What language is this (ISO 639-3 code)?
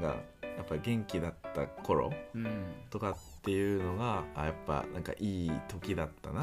jpn